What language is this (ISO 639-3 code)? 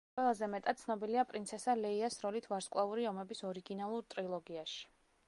kat